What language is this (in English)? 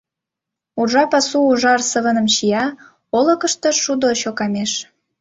Mari